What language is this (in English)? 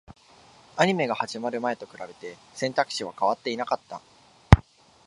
Japanese